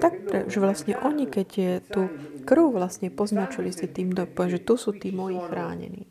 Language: Slovak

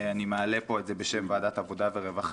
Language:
Hebrew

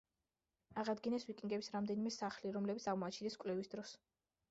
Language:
Georgian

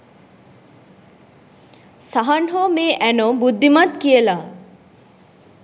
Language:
Sinhala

